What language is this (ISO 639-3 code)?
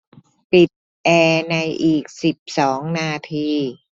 tha